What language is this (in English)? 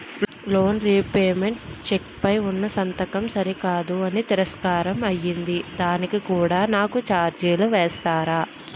Telugu